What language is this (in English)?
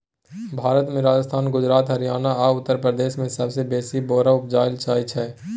Maithili